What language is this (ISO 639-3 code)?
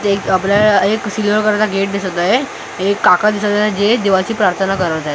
mar